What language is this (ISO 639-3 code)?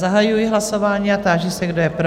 ces